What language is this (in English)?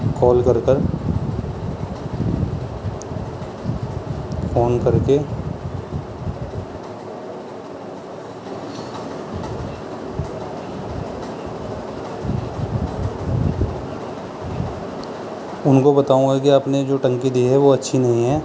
Urdu